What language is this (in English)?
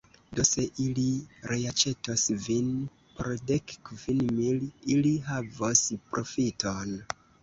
Esperanto